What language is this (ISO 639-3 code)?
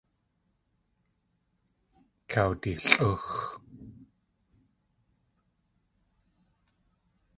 tli